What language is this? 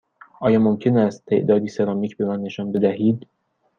Persian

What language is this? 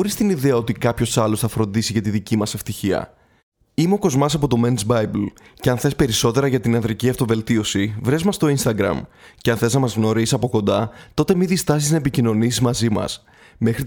Greek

